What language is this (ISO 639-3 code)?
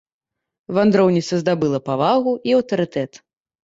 bel